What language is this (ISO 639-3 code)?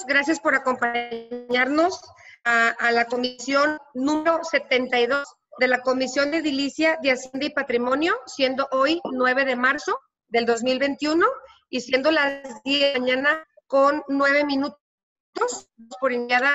spa